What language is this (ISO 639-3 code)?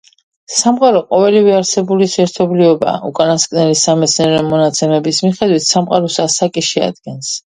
kat